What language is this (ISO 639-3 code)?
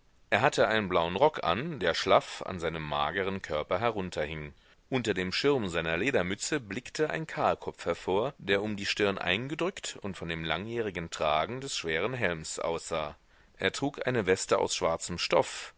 deu